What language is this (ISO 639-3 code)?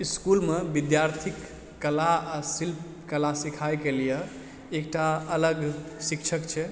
mai